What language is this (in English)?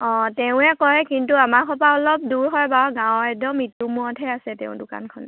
Assamese